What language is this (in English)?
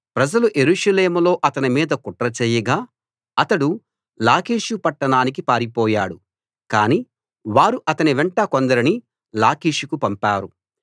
Telugu